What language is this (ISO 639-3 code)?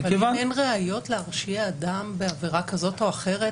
heb